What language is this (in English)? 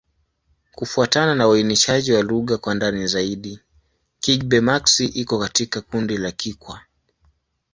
Swahili